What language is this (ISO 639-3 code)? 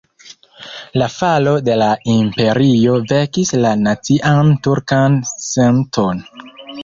epo